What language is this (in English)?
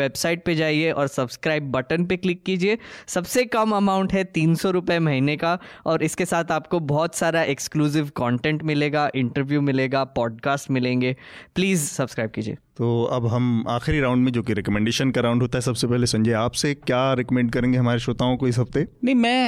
Hindi